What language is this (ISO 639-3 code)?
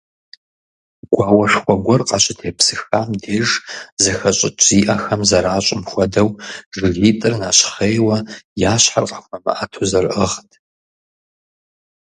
kbd